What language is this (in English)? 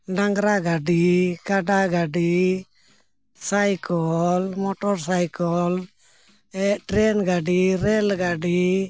Santali